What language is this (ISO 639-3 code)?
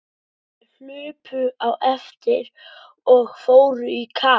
isl